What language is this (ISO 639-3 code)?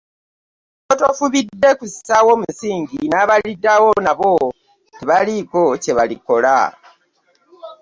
lug